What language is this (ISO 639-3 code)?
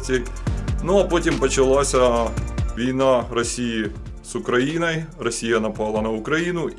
ukr